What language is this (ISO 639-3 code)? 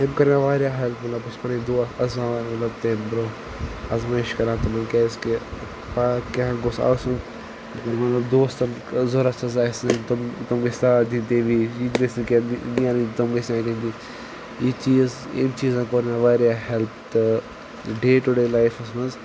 kas